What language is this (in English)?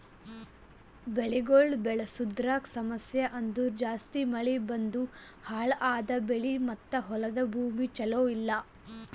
Kannada